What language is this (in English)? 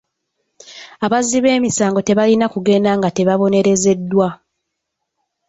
Ganda